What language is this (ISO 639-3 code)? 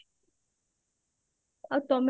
ori